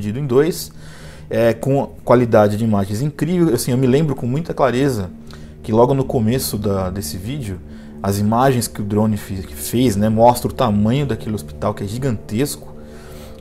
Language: Portuguese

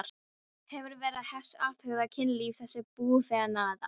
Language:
Icelandic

